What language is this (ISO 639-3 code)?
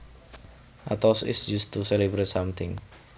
jav